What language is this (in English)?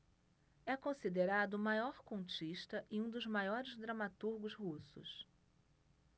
Portuguese